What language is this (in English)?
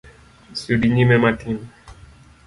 Luo (Kenya and Tanzania)